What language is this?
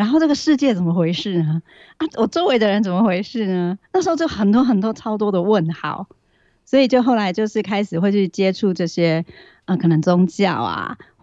Chinese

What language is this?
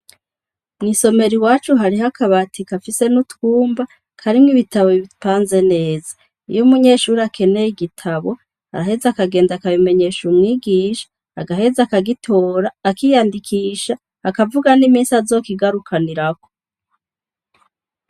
Rundi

